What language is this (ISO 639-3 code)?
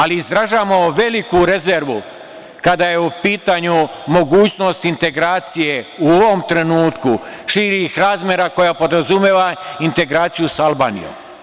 srp